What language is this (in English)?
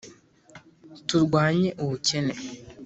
Kinyarwanda